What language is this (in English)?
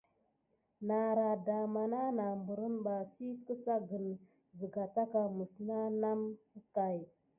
Gidar